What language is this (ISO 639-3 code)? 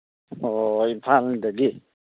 mni